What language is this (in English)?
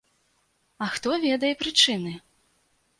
Belarusian